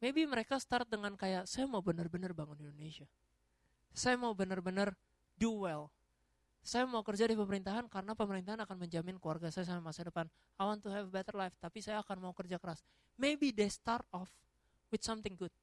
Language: Indonesian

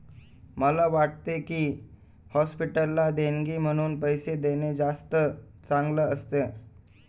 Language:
Marathi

